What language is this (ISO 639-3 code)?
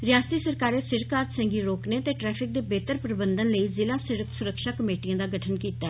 doi